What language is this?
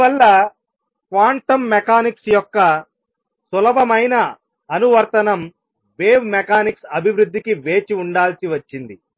Telugu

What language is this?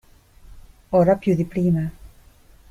Italian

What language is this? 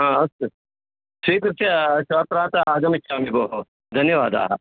Sanskrit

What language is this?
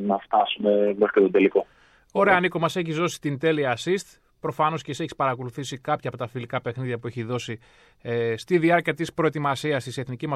Greek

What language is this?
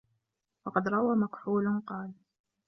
Arabic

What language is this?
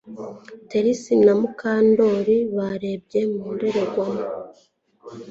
Kinyarwanda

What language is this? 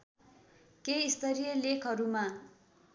Nepali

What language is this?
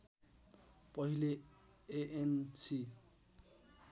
Nepali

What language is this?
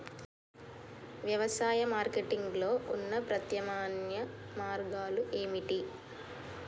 Telugu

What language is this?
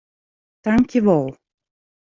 Western Frisian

